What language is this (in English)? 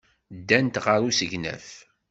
Kabyle